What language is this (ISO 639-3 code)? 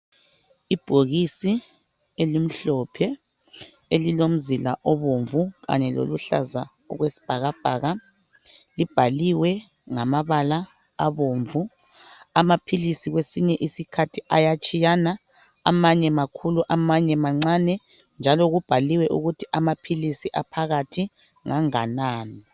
nde